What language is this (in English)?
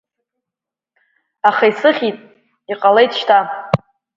Abkhazian